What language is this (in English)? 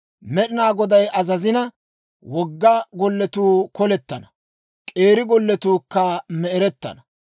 Dawro